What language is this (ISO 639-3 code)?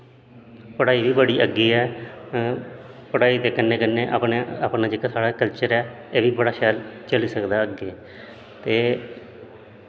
doi